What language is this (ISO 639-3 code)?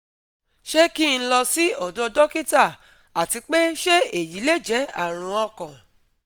yor